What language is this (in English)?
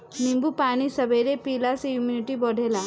Bhojpuri